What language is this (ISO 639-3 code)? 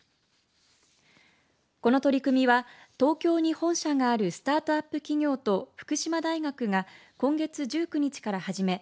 jpn